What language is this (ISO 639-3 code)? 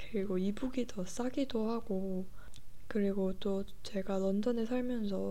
kor